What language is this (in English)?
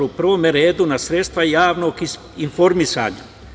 Serbian